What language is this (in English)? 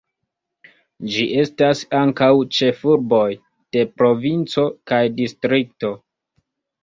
Esperanto